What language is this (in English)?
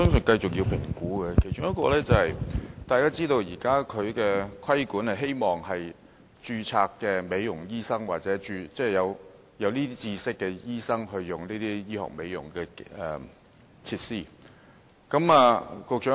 Cantonese